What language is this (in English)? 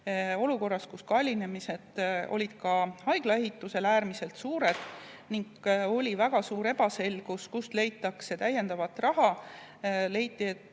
Estonian